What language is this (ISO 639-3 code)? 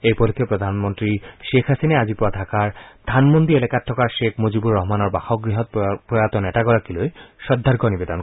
asm